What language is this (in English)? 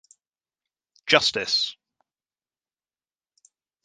English